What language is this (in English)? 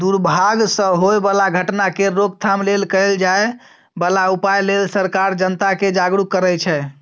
Maithili